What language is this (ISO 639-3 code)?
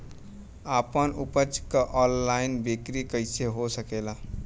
bho